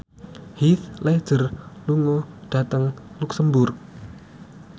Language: Javanese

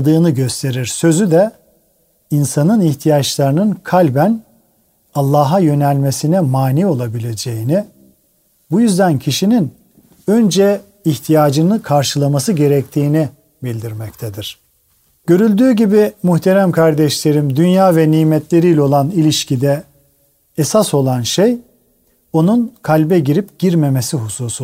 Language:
Turkish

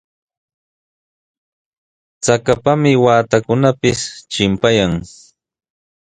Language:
Sihuas Ancash Quechua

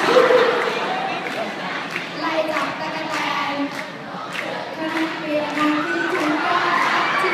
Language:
Thai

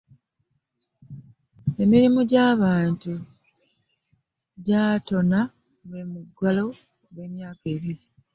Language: Ganda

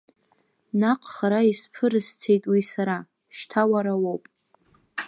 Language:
Abkhazian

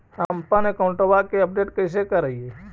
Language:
Magahi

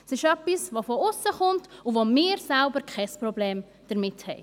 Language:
Swiss German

